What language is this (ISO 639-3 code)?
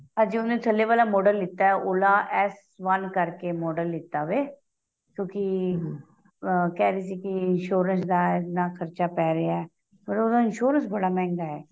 pan